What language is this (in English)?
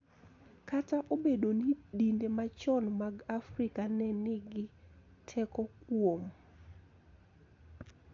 Luo (Kenya and Tanzania)